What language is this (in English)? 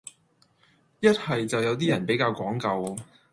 Cantonese